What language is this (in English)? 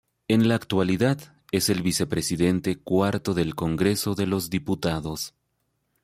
Spanish